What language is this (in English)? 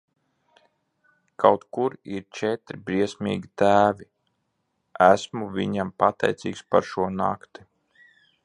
Latvian